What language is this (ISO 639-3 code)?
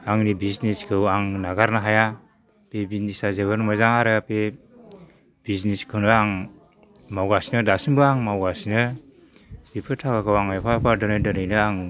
brx